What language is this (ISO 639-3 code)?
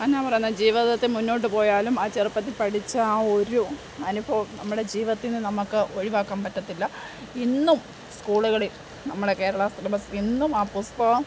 mal